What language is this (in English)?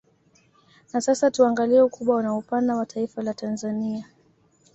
Swahili